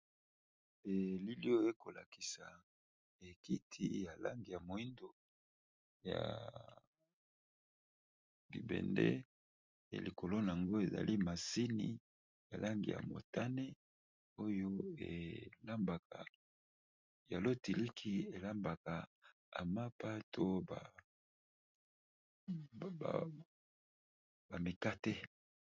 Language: Lingala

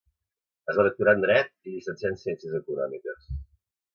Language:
Catalan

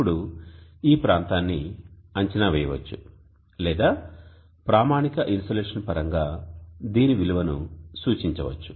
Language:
Telugu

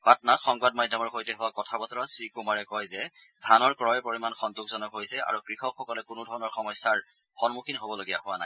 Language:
Assamese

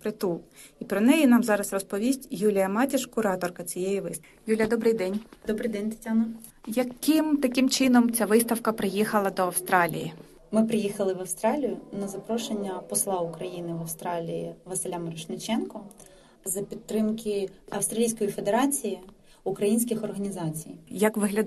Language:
Ukrainian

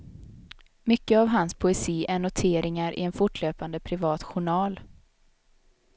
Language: Swedish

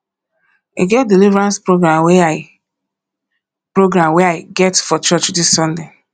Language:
Nigerian Pidgin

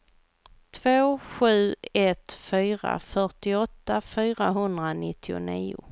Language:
Swedish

